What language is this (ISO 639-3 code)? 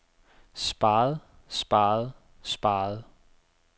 dan